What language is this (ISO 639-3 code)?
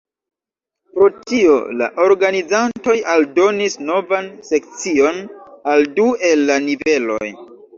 epo